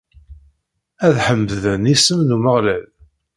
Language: Kabyle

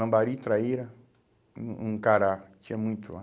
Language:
Portuguese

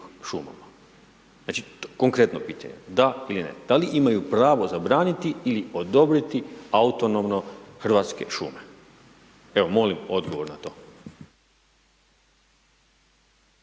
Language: Croatian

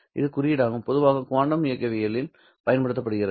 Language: Tamil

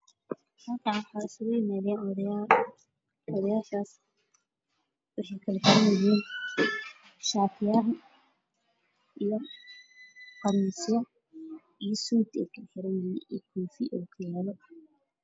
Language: Somali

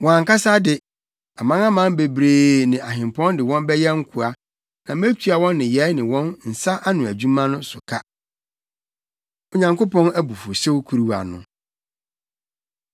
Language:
Akan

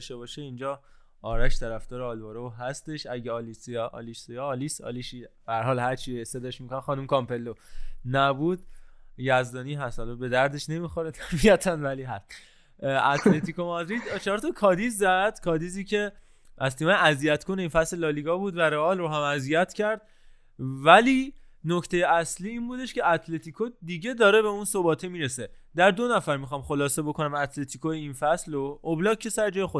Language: Persian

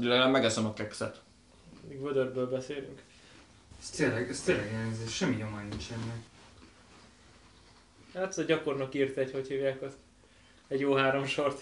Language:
Hungarian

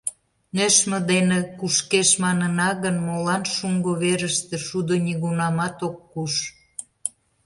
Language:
Mari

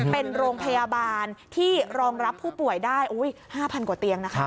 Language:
Thai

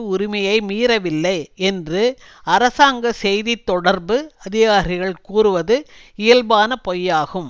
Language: Tamil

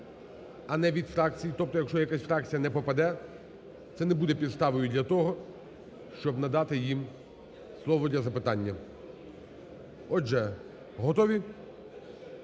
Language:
Ukrainian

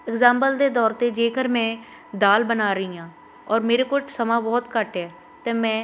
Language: Punjabi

